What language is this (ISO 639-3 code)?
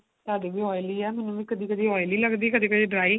pan